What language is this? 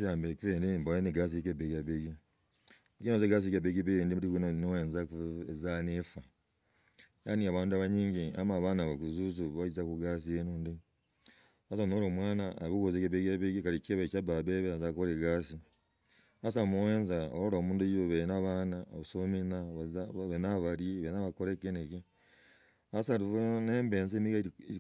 Logooli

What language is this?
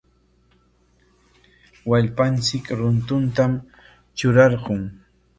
Corongo Ancash Quechua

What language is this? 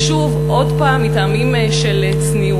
Hebrew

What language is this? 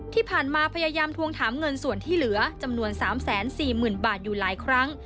Thai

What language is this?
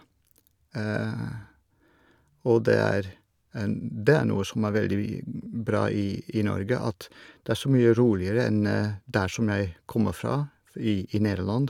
Norwegian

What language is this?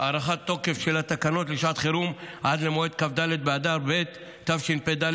Hebrew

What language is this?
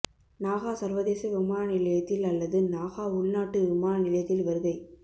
Tamil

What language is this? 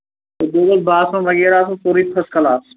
Kashmiri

